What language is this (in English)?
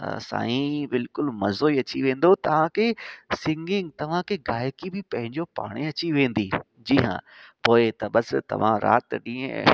Sindhi